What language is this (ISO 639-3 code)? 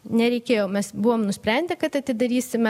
lit